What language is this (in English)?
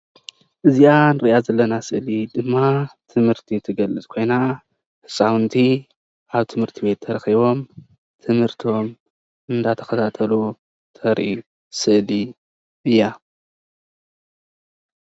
Tigrinya